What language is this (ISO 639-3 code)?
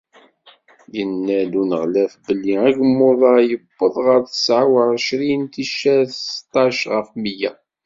kab